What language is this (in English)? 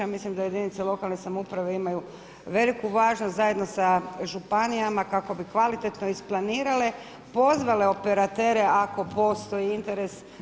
Croatian